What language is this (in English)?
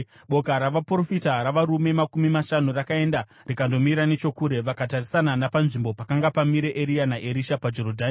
Shona